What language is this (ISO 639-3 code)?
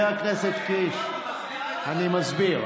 heb